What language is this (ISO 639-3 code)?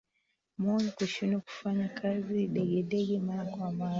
swa